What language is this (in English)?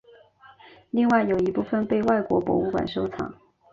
Chinese